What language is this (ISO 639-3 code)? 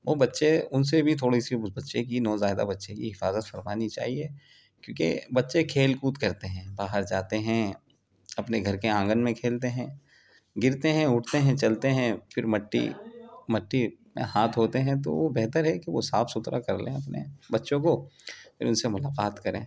urd